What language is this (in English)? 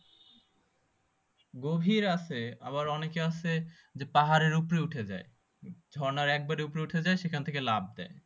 Bangla